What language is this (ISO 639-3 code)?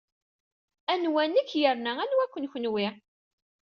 kab